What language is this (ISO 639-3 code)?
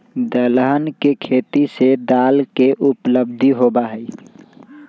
mag